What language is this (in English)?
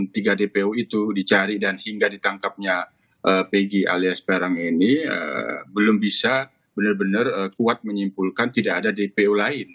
Indonesian